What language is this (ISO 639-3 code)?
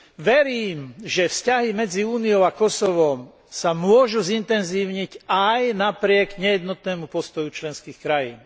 slk